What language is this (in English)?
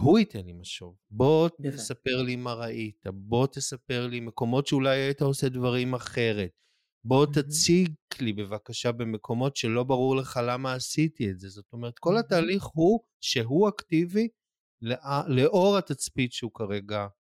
Hebrew